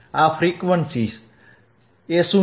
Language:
Gujarati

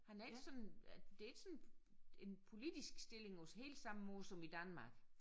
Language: Danish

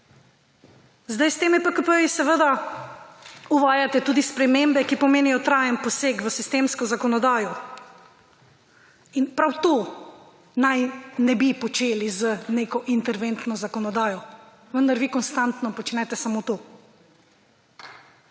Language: Slovenian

